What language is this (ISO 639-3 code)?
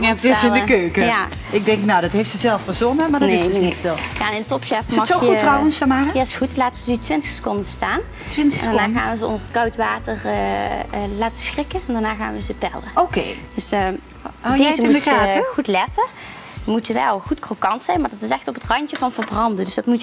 nld